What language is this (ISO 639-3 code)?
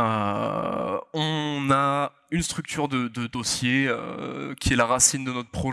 fra